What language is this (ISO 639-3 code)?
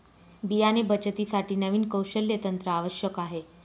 mar